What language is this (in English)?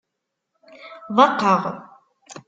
Kabyle